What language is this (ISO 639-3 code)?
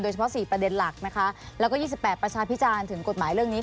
tha